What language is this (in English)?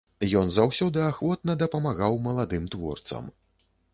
Belarusian